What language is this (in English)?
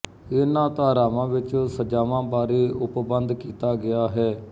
Punjabi